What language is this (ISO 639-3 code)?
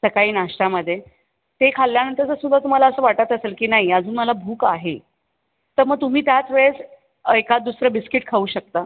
mar